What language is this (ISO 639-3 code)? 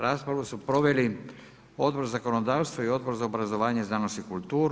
hrv